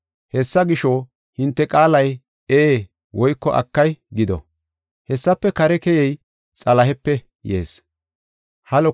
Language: Gofa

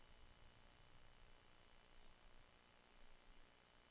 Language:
Norwegian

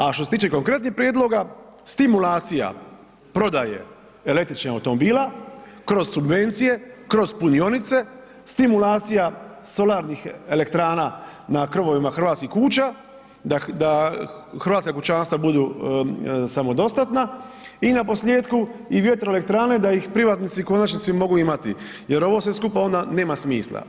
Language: Croatian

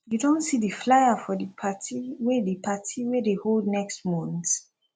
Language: Nigerian Pidgin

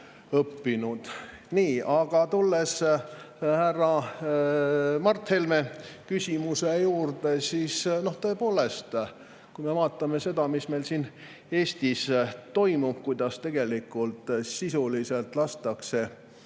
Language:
Estonian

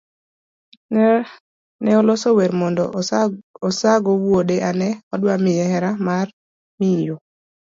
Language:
Luo (Kenya and Tanzania)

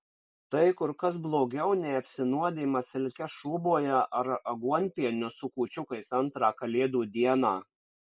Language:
Lithuanian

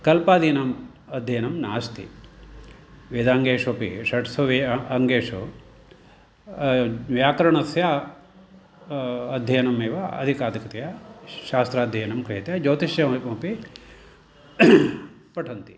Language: Sanskrit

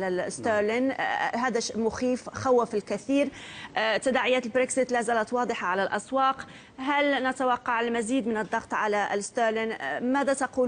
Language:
Arabic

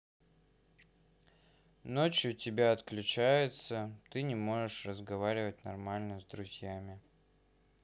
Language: Russian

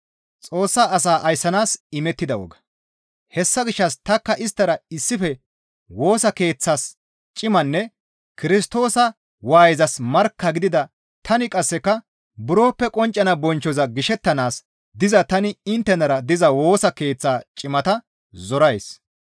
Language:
Gamo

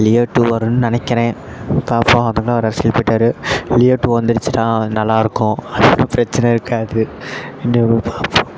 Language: Tamil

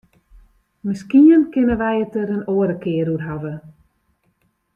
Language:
Western Frisian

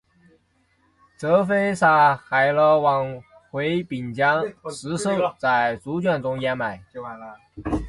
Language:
Chinese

